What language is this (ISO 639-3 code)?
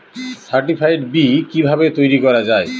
ben